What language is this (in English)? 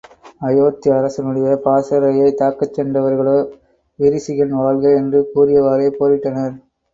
Tamil